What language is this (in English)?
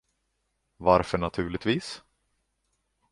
Swedish